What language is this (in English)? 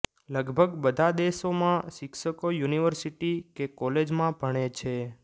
Gujarati